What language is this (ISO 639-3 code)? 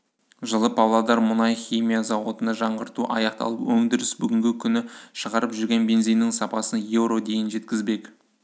kaz